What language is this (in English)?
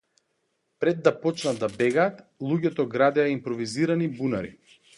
Macedonian